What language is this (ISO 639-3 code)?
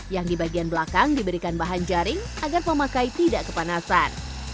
ind